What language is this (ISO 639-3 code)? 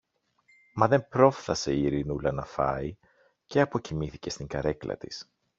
ell